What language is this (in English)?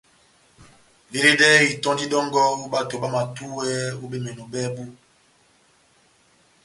Batanga